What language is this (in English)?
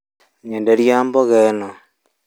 Kikuyu